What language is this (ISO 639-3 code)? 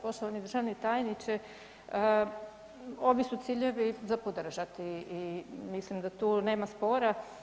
hrv